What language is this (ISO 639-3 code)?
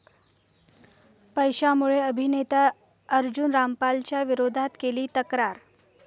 mar